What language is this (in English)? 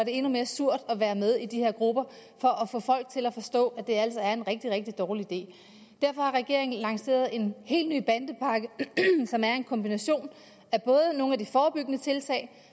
Danish